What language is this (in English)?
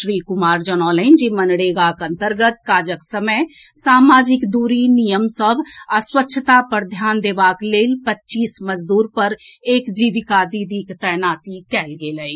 Maithili